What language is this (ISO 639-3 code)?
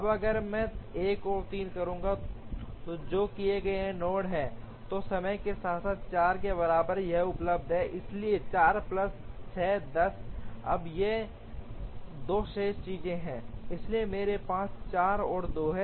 hin